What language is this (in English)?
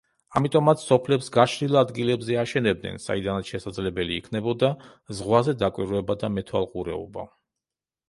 Georgian